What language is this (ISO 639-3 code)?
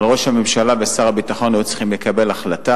heb